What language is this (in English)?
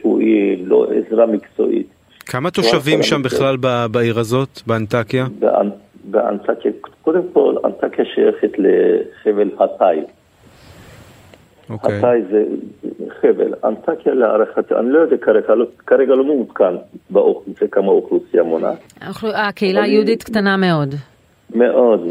Hebrew